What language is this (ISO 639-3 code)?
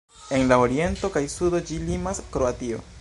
epo